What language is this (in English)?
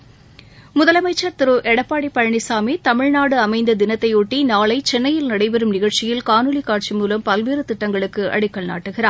Tamil